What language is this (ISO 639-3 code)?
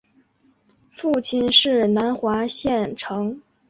zho